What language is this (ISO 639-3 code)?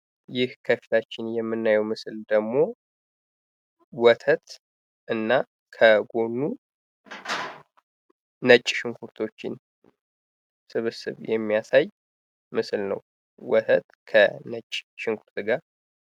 amh